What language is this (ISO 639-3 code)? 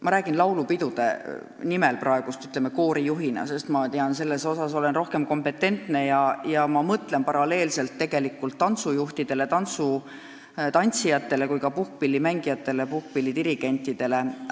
est